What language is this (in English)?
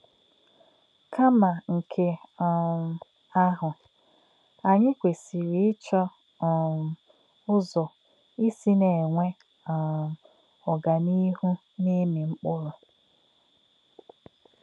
Igbo